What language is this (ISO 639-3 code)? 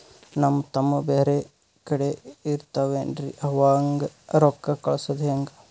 kan